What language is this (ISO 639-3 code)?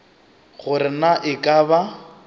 nso